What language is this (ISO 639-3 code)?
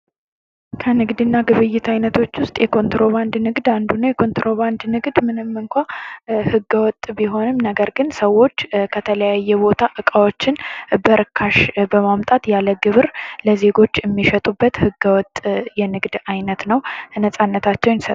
amh